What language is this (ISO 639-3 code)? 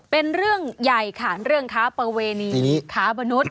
tha